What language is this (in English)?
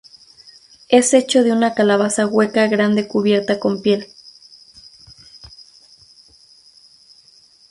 Spanish